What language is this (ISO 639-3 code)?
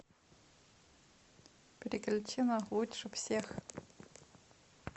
rus